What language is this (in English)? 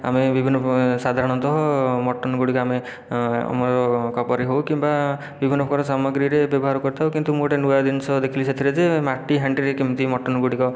Odia